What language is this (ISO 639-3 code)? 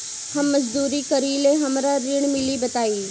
bho